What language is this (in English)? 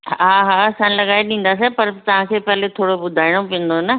Sindhi